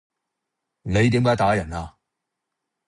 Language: Cantonese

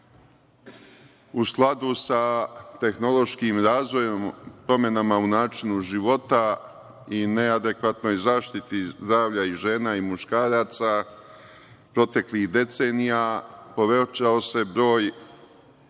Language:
Serbian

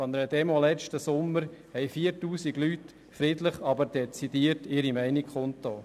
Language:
Swiss German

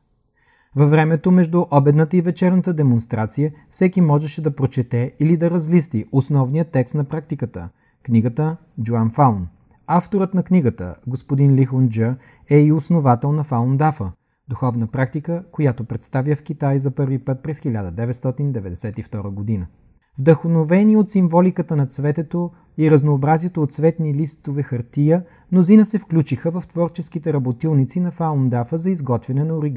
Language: Bulgarian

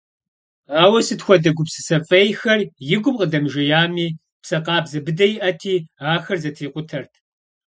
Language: Kabardian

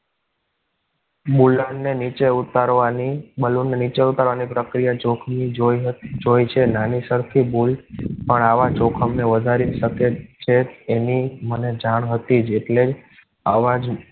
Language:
Gujarati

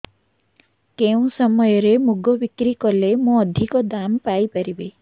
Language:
Odia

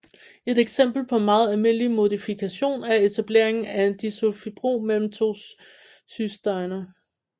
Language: Danish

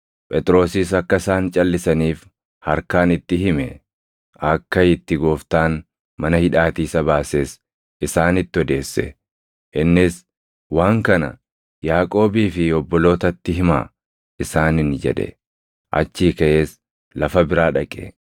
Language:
Oromo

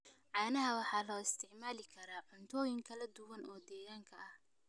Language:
Somali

